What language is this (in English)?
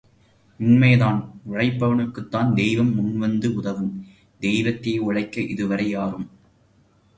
Tamil